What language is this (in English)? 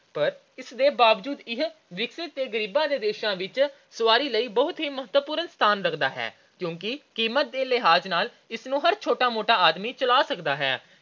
Punjabi